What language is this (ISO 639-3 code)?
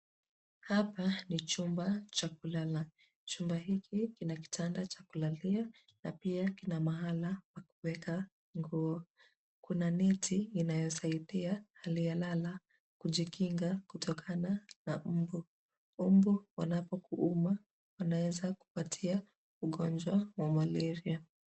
swa